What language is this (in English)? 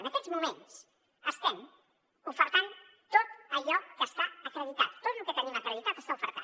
Catalan